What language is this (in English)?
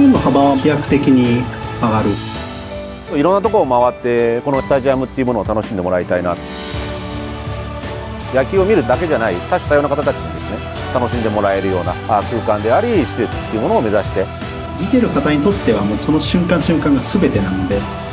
Japanese